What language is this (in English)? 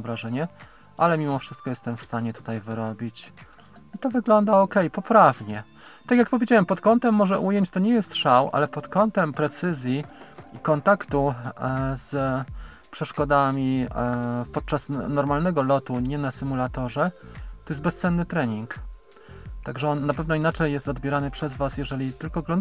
Polish